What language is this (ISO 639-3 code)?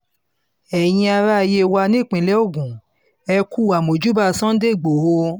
yor